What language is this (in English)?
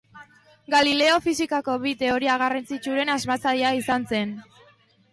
Basque